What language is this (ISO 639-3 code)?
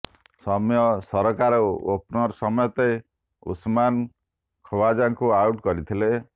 ori